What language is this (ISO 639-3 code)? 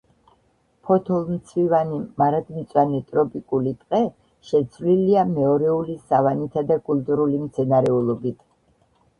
kat